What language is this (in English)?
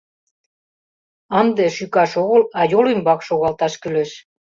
Mari